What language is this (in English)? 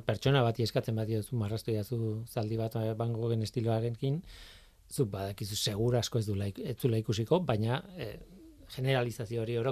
Spanish